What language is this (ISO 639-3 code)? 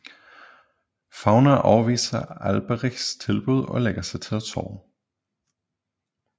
dan